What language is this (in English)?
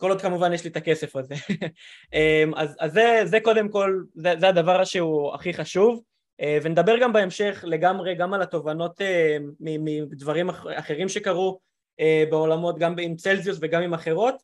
Hebrew